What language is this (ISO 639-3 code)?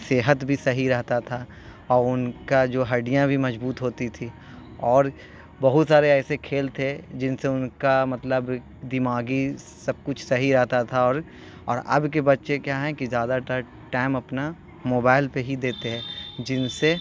urd